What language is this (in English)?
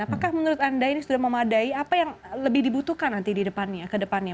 Indonesian